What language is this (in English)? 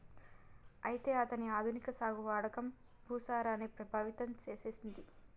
Telugu